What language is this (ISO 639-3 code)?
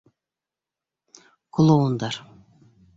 bak